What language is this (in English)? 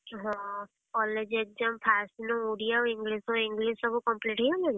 Odia